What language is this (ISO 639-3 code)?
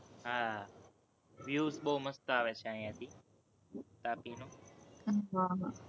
guj